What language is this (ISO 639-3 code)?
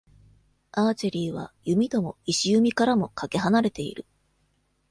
jpn